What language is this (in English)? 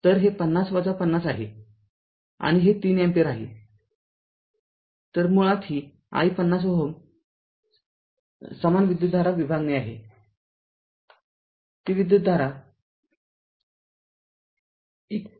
Marathi